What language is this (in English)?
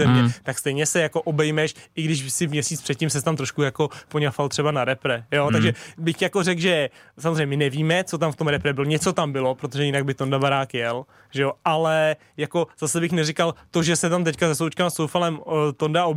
Czech